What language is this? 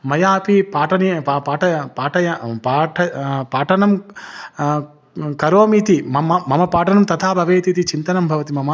Sanskrit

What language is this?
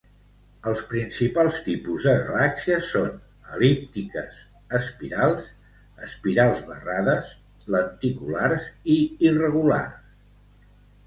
Catalan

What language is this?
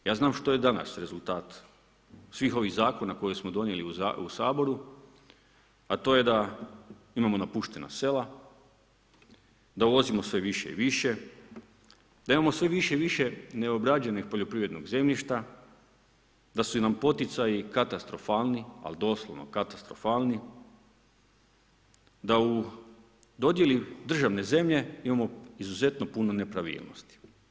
Croatian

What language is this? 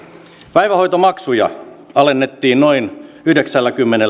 Finnish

